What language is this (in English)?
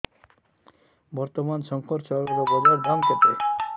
Odia